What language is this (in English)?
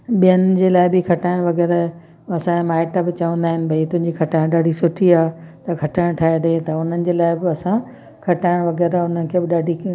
Sindhi